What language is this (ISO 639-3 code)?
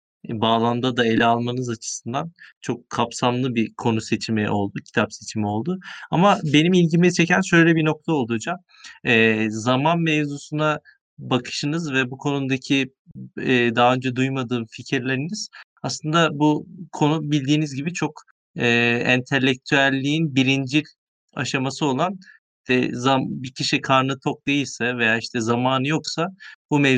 tur